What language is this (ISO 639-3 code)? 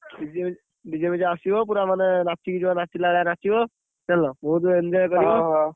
ori